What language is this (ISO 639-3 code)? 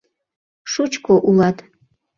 chm